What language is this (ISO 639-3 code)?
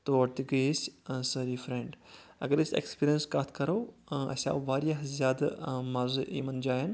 kas